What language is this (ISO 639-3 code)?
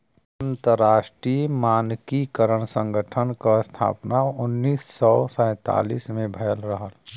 bho